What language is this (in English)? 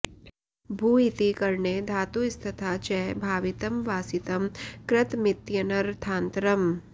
Sanskrit